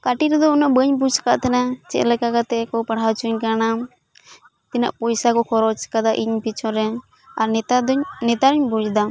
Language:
Santali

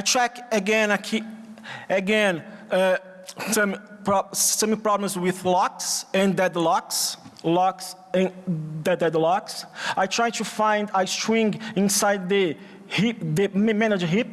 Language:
English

